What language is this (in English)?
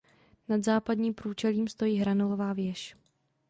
Czech